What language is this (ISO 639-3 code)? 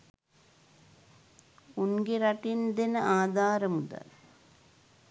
sin